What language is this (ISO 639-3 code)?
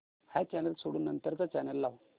mar